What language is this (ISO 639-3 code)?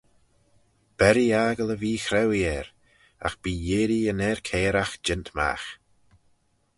glv